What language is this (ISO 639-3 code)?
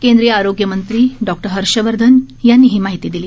mar